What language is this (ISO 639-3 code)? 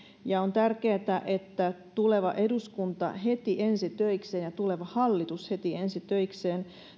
fin